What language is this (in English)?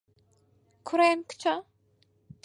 Central Kurdish